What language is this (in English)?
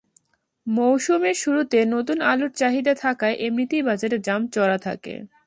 Bangla